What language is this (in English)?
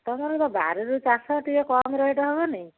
Odia